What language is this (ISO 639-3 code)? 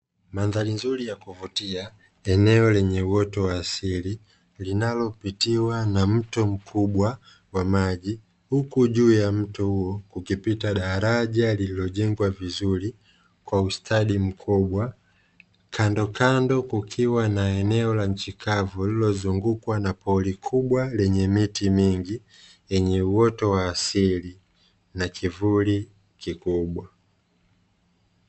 swa